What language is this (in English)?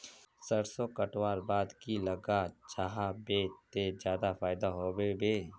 Magahi